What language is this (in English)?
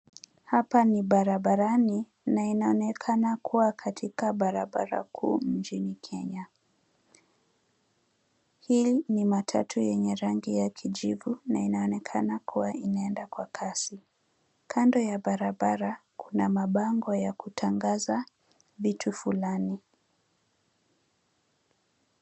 Swahili